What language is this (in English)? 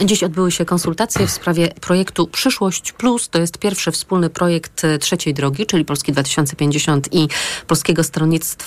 Polish